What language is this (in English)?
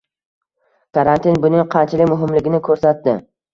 Uzbek